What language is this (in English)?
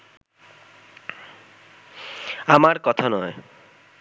Bangla